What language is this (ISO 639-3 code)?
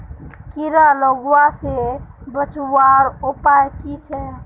mag